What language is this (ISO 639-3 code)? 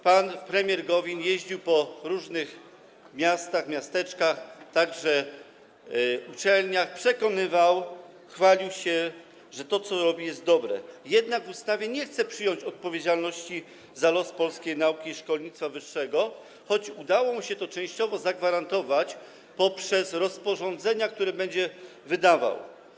pol